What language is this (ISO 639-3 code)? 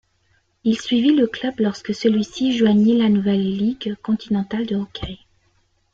fra